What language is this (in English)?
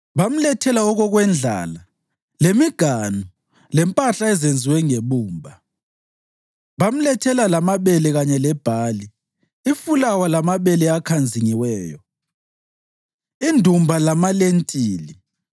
North Ndebele